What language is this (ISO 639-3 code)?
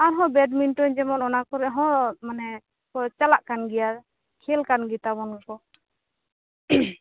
sat